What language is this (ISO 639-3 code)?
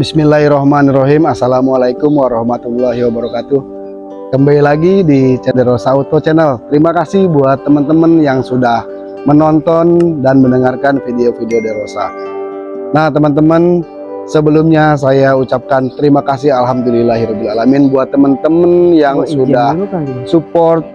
ind